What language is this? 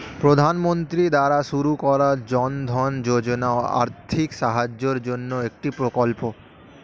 Bangla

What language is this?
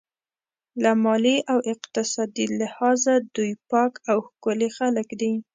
Pashto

